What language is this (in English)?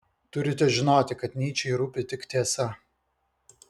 Lithuanian